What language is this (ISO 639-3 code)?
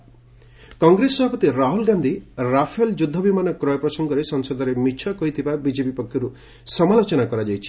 ori